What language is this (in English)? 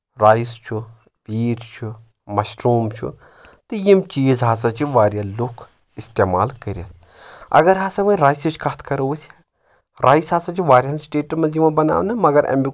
Kashmiri